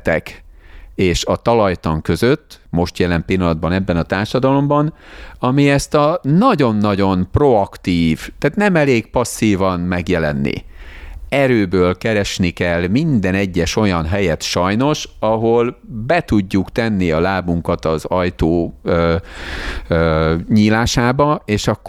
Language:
Hungarian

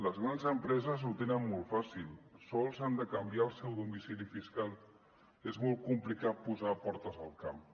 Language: Catalan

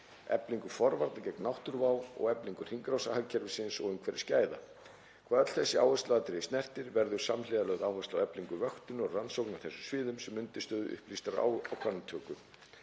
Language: Icelandic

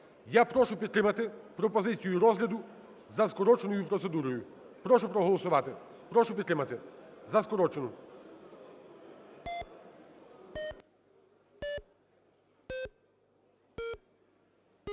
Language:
Ukrainian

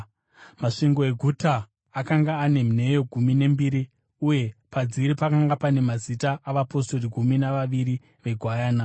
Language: Shona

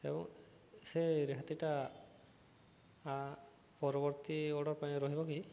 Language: Odia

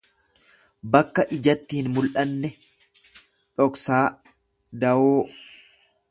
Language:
Oromo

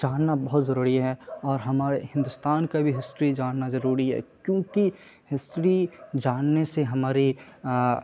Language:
Urdu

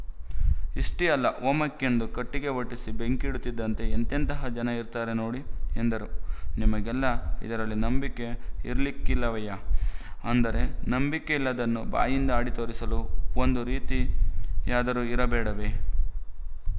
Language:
Kannada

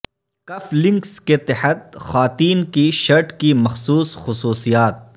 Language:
Urdu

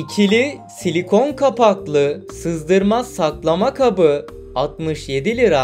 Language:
Turkish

